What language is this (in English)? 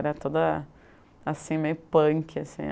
Portuguese